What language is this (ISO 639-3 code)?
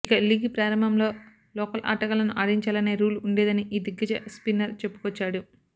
tel